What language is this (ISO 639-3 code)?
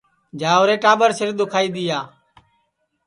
ssi